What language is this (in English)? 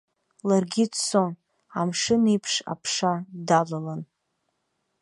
Abkhazian